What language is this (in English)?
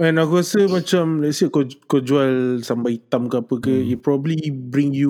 Malay